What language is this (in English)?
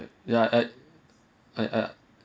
English